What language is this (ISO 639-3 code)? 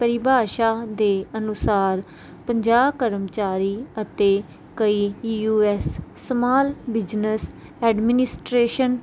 pan